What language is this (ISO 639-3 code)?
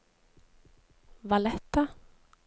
nor